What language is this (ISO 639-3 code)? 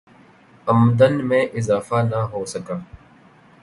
urd